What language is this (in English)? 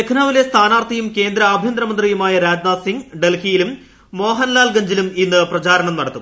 Malayalam